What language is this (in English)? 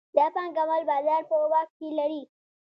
Pashto